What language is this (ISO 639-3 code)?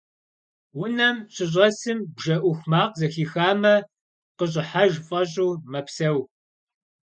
kbd